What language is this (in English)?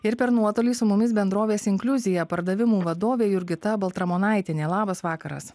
Lithuanian